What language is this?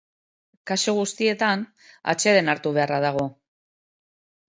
Basque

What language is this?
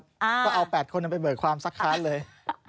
Thai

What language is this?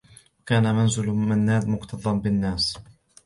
Arabic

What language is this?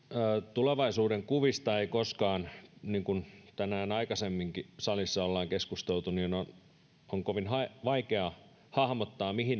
Finnish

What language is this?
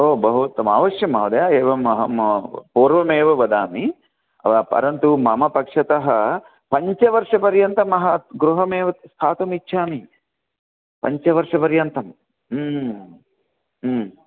Sanskrit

